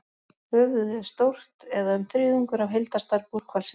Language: Icelandic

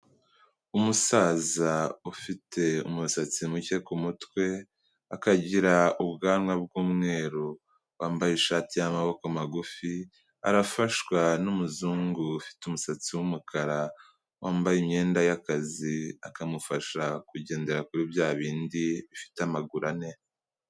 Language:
Kinyarwanda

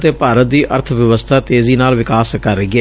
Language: Punjabi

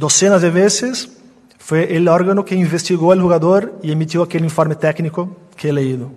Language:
Spanish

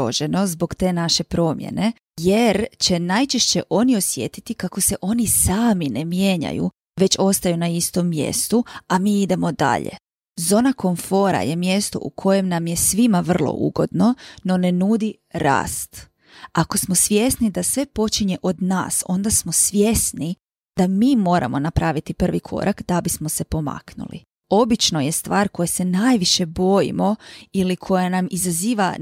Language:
Croatian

